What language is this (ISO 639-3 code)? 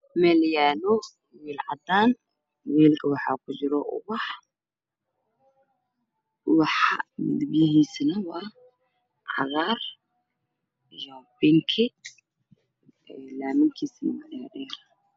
som